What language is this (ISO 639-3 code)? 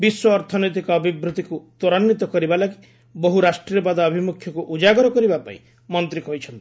ori